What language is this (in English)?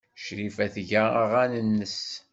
Kabyle